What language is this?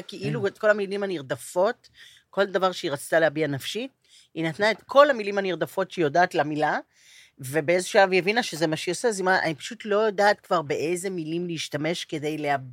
Hebrew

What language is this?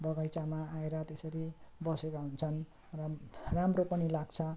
Nepali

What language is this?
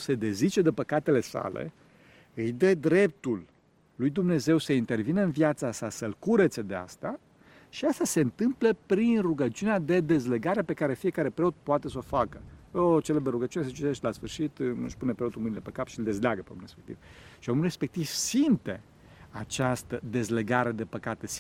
Romanian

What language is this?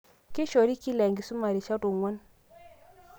Masai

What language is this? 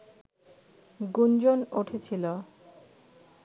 Bangla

